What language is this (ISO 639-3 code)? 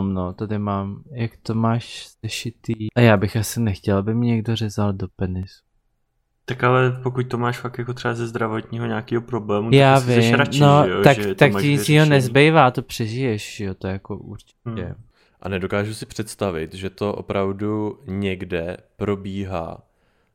ces